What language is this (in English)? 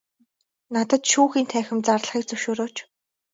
Mongolian